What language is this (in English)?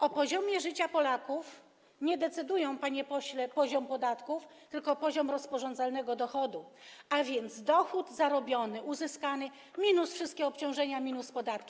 Polish